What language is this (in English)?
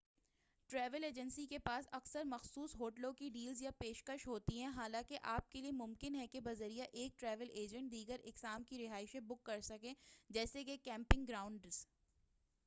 Urdu